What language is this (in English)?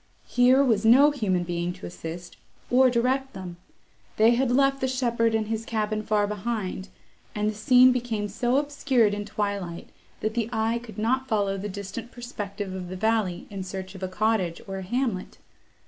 English